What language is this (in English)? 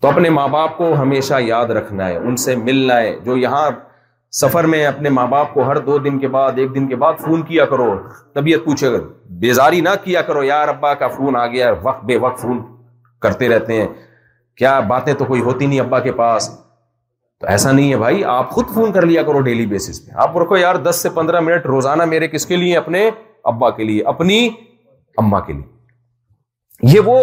Urdu